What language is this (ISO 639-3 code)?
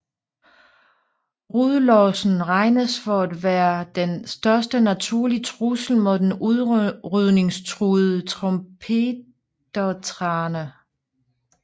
dan